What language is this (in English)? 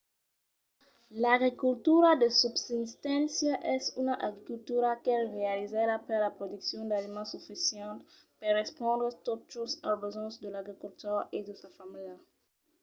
Occitan